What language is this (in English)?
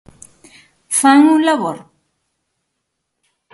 Galician